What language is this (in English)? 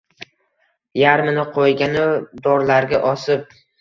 Uzbek